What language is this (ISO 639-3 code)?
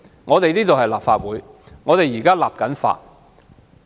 yue